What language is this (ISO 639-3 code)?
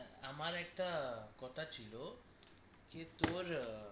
ben